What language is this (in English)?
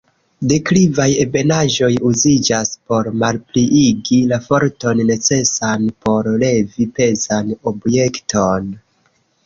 Esperanto